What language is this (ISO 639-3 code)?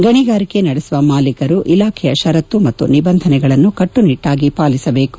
kan